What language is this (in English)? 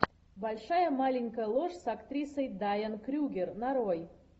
Russian